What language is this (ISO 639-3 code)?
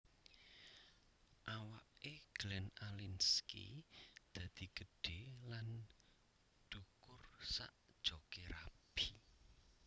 jav